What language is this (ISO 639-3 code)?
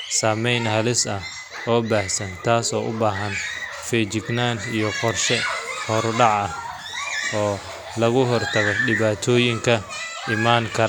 som